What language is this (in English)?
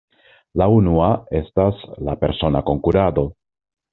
Esperanto